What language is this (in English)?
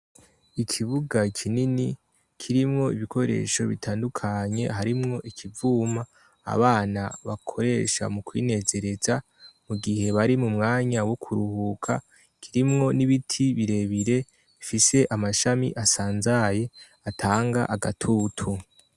Rundi